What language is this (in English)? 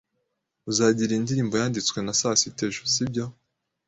Kinyarwanda